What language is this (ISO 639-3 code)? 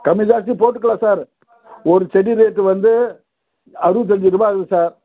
tam